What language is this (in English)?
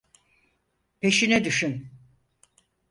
Turkish